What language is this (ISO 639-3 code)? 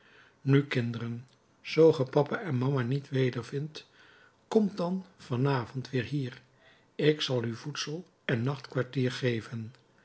nld